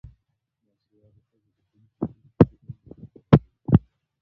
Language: Pashto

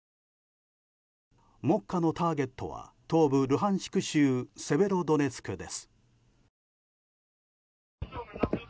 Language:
Japanese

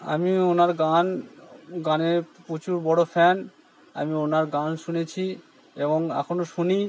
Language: Bangla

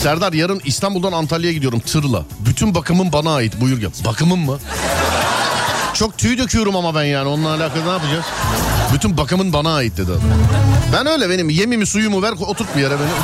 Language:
Turkish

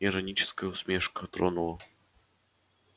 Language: Russian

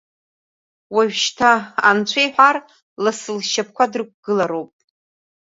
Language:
Abkhazian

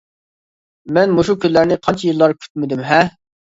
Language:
Uyghur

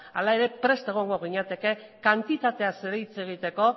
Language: Basque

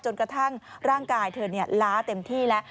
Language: Thai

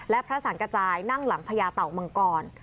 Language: Thai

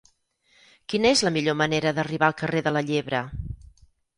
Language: Catalan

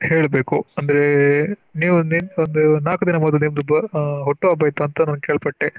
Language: Kannada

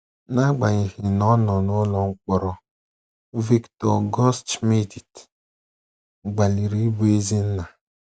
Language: Igbo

